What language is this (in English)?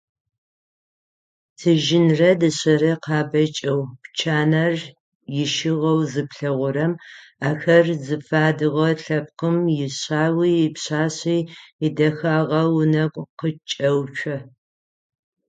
Adyghe